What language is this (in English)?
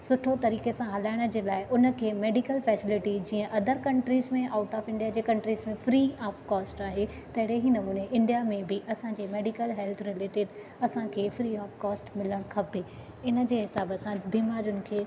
Sindhi